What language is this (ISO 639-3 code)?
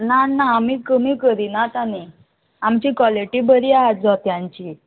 kok